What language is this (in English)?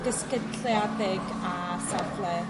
Welsh